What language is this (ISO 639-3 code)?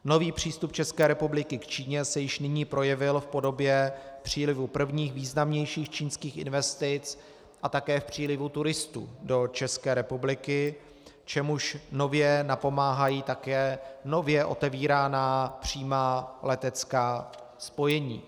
ces